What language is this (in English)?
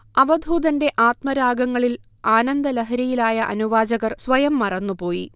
Malayalam